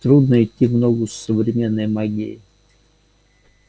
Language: Russian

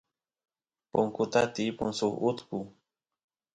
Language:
Santiago del Estero Quichua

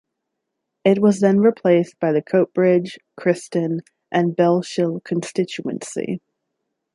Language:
English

